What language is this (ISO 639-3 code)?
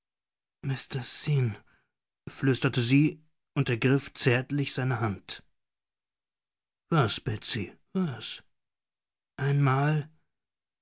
deu